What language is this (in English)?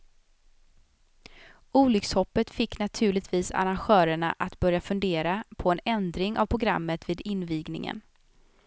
Swedish